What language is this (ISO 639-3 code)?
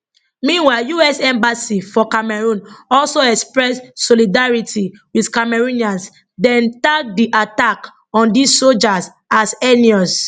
pcm